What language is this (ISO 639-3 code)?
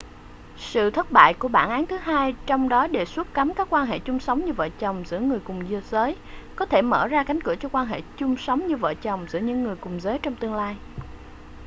vie